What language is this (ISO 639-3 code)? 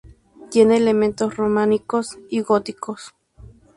spa